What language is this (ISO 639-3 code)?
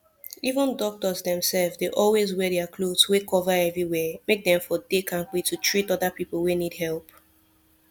pcm